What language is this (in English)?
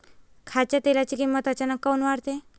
Marathi